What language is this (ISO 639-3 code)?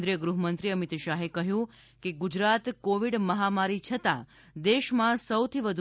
guj